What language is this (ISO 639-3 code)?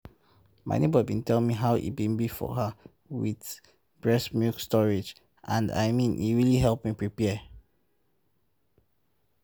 pcm